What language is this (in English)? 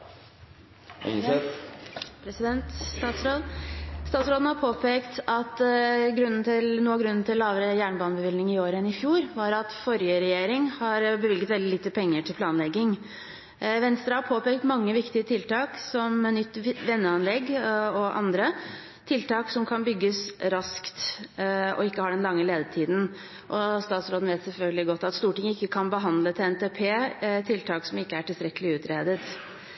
Norwegian